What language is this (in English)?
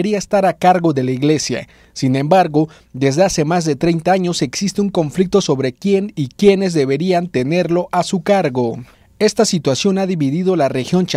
Spanish